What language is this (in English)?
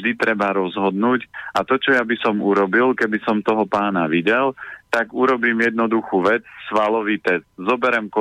Slovak